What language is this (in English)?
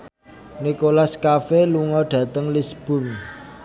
Javanese